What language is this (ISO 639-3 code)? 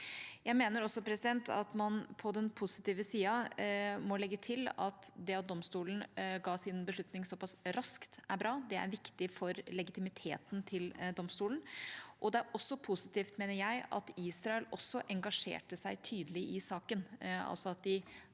nor